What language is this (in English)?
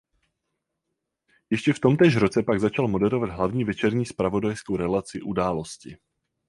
Czech